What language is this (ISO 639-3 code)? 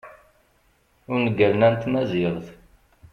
kab